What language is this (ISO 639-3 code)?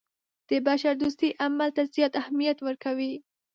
pus